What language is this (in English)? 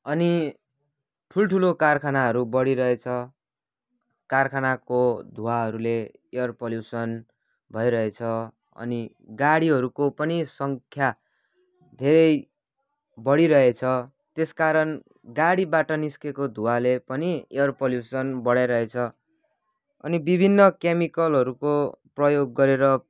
Nepali